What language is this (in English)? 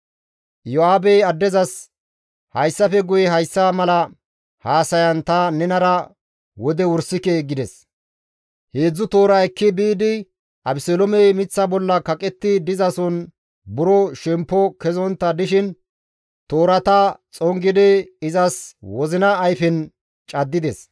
Gamo